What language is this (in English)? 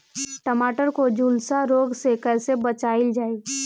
Bhojpuri